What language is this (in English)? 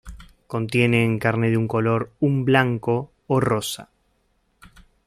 Spanish